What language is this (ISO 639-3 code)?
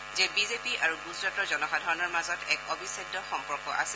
asm